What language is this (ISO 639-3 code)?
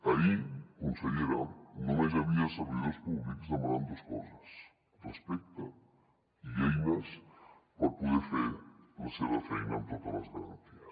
cat